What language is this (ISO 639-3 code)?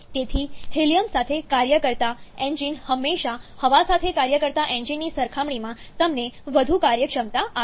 guj